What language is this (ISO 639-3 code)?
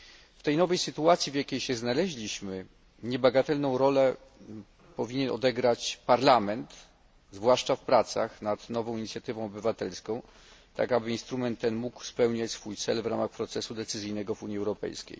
pol